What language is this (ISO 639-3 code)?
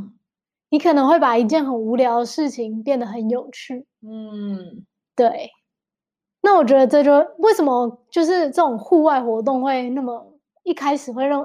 zho